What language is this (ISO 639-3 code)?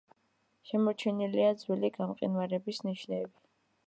kat